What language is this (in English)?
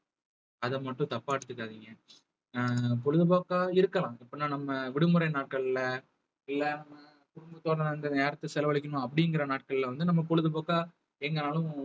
Tamil